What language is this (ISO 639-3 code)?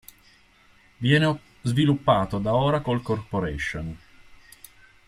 ita